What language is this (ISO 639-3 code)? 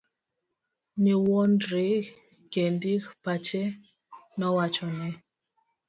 luo